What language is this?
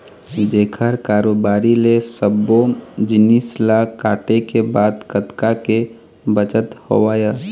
Chhattisgarhi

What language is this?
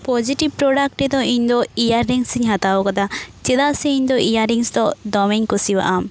Santali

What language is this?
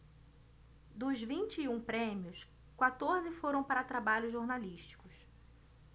Portuguese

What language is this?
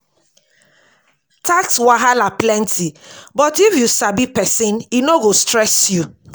Nigerian Pidgin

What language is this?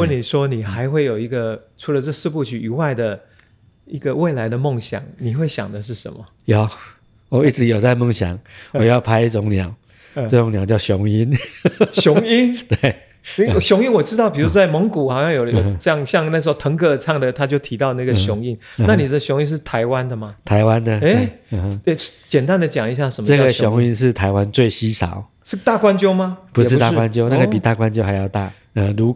Chinese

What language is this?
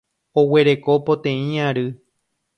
Guarani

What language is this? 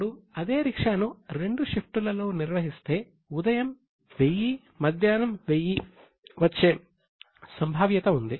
Telugu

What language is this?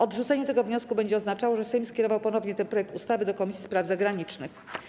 Polish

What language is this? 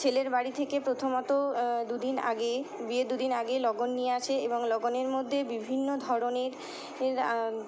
Bangla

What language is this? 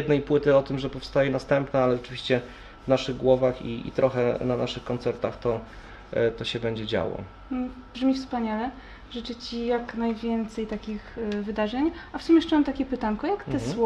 Polish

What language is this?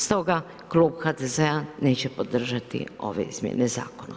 Croatian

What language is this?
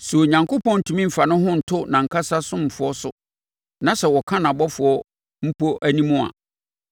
Akan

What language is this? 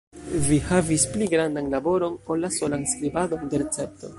Esperanto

